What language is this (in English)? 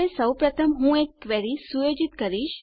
Gujarati